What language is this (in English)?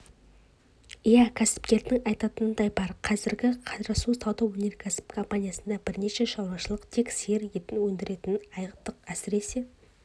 Kazakh